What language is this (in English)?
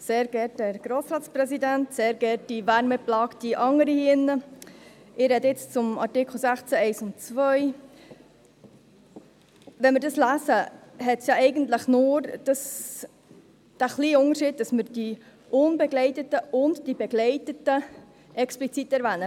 Swiss German